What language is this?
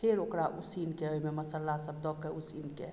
Maithili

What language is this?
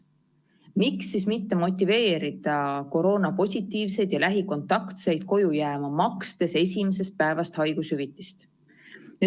Estonian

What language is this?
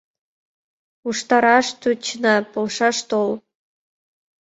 Mari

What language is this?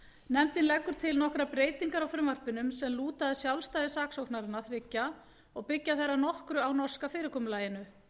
Icelandic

